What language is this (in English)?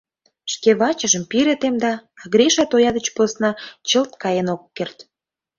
Mari